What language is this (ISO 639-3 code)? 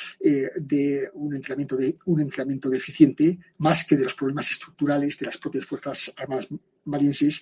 spa